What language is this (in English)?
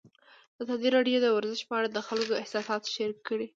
Pashto